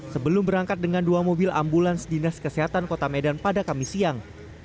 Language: Indonesian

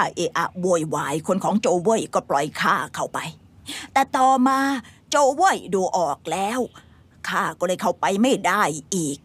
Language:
Thai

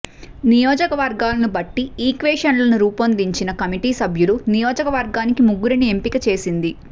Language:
Telugu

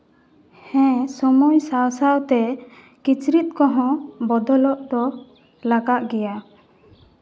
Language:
Santali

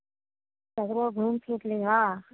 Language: Maithili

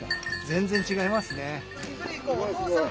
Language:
Japanese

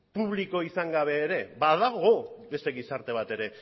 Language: Basque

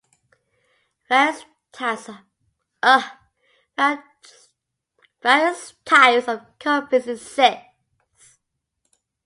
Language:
English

